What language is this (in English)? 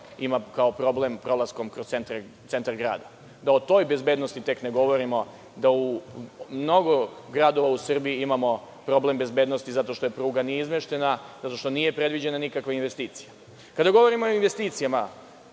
Serbian